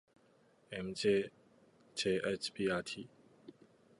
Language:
Japanese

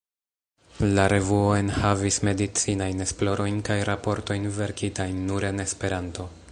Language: Esperanto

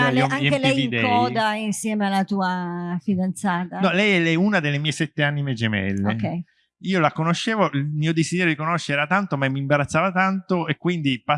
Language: Italian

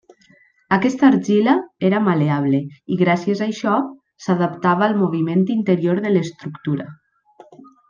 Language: Catalan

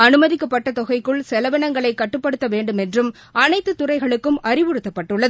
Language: Tamil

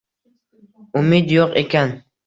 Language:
Uzbek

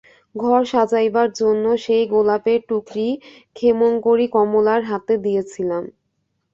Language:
Bangla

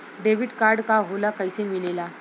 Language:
Bhojpuri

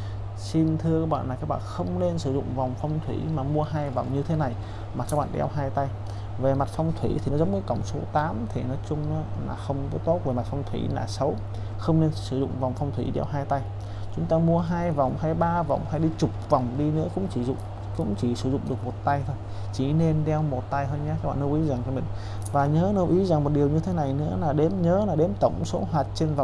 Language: Vietnamese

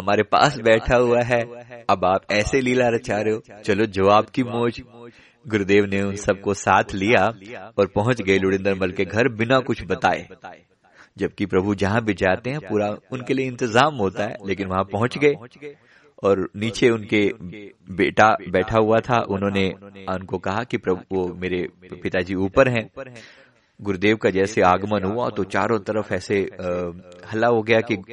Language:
Hindi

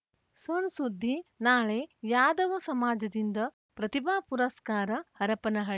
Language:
Kannada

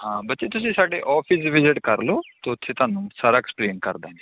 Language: Punjabi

